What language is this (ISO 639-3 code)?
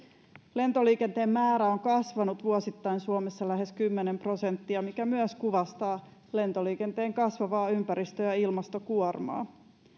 fin